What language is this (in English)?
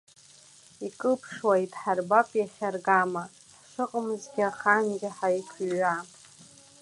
Abkhazian